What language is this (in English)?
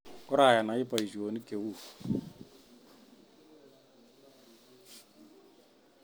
Kalenjin